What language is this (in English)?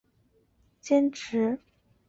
Chinese